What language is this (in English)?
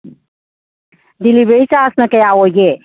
Manipuri